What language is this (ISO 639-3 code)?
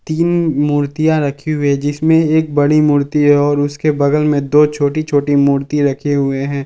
hin